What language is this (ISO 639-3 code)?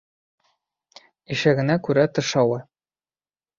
bak